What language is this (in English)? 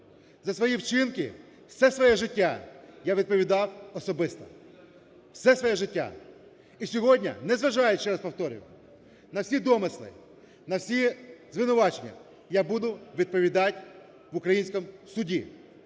Ukrainian